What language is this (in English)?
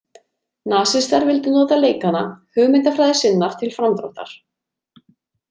Icelandic